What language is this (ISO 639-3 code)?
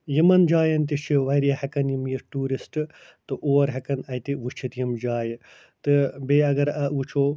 kas